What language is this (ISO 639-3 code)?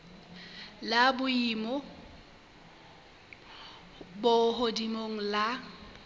sot